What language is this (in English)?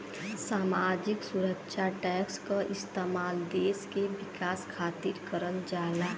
Bhojpuri